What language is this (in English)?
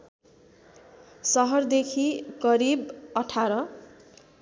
Nepali